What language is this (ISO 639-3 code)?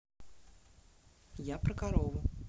rus